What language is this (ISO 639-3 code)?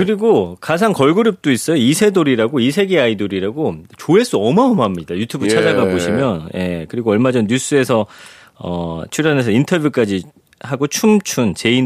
kor